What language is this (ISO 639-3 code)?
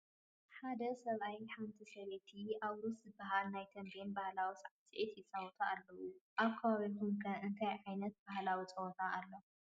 tir